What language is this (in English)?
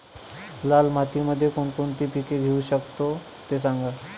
Marathi